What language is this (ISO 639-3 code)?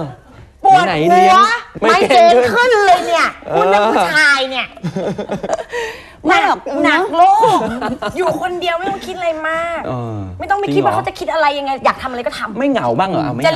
tha